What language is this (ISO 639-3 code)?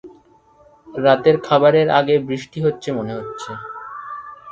ben